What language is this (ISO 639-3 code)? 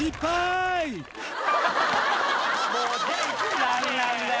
jpn